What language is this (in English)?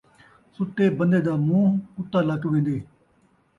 Saraiki